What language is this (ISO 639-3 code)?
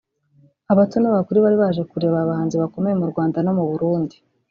kin